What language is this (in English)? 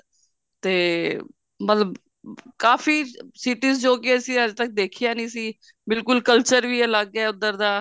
Punjabi